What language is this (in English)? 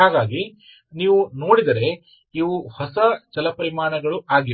Kannada